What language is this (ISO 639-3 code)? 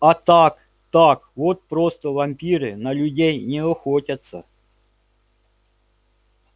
rus